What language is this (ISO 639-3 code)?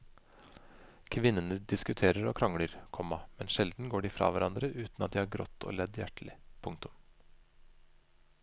nor